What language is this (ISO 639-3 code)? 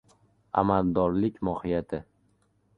uzb